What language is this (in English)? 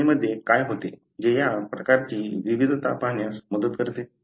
Marathi